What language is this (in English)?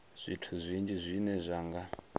Venda